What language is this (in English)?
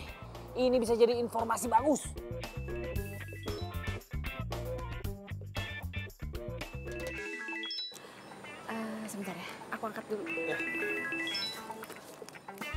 Indonesian